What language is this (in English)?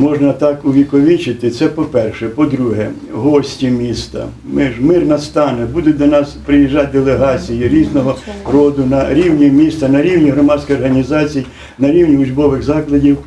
Ukrainian